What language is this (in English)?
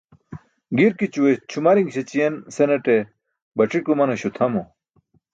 Burushaski